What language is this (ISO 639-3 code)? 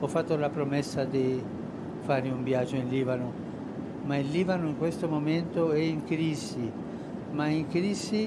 ita